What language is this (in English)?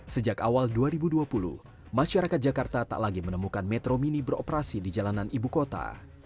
Indonesian